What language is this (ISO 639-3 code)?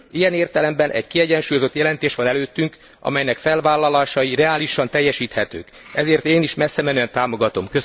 hun